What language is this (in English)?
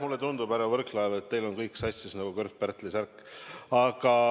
Estonian